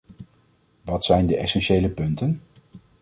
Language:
Dutch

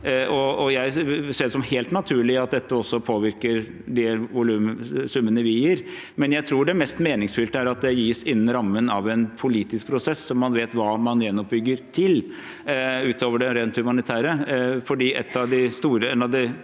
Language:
Norwegian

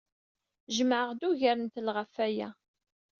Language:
Kabyle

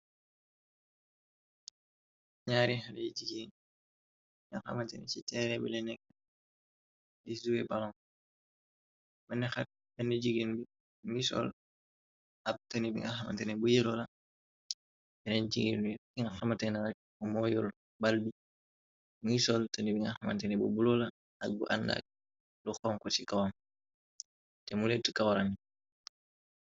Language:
Wolof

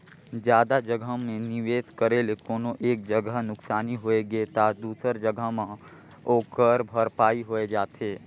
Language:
Chhattisgarhi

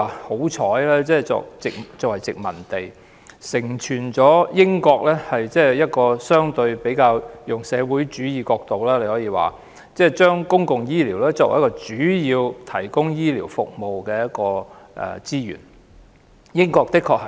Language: Cantonese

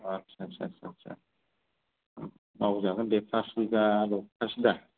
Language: Bodo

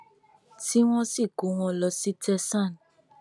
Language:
Yoruba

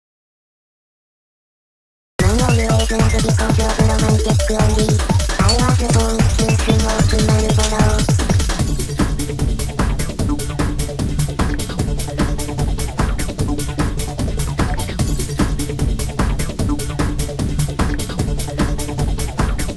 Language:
Vietnamese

